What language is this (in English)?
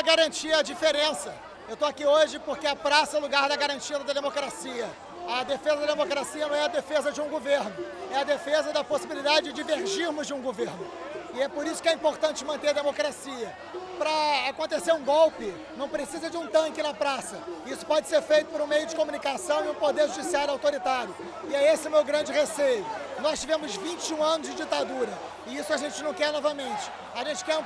Portuguese